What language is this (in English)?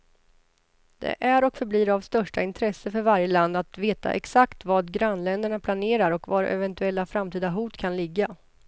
Swedish